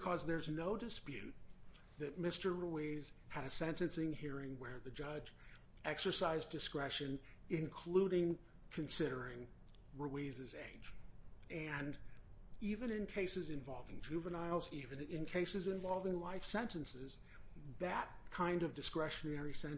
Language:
English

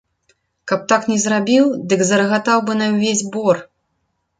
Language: Belarusian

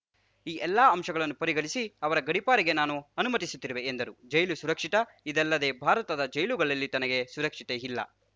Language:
Kannada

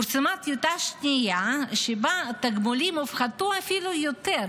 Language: Hebrew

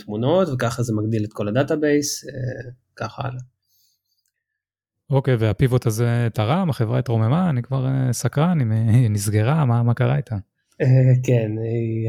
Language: Hebrew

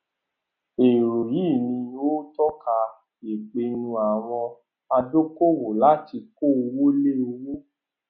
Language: Yoruba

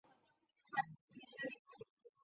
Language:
Chinese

